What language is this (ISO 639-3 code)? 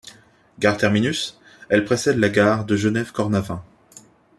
fra